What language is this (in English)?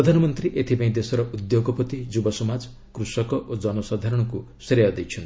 Odia